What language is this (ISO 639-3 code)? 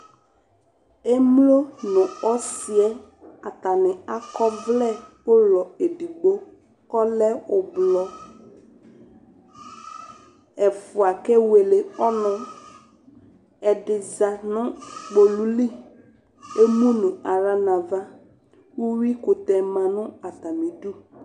kpo